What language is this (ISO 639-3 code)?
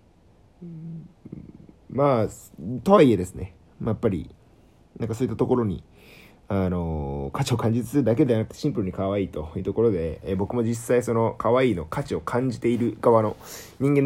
jpn